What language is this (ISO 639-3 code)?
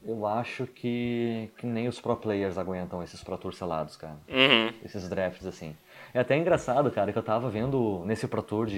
por